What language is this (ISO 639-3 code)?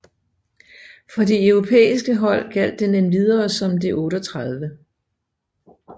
dan